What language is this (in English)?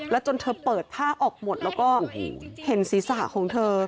Thai